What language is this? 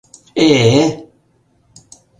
Mari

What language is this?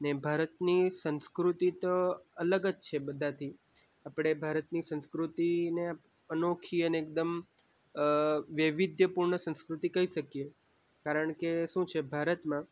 Gujarati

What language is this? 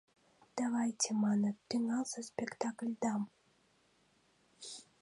Mari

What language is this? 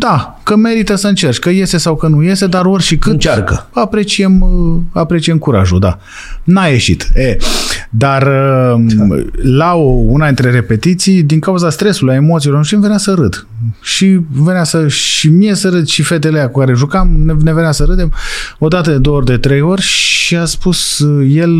Romanian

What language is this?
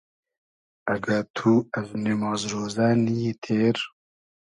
Hazaragi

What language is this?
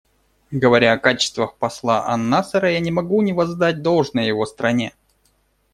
Russian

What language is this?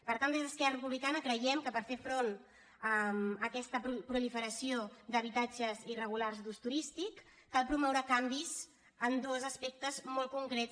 Catalan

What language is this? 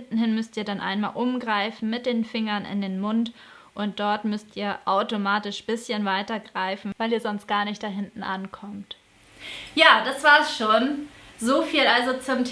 German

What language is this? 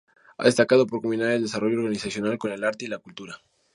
Spanish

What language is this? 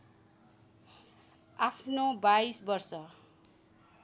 Nepali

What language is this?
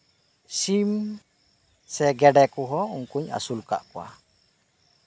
Santali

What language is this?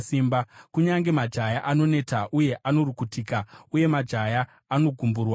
Shona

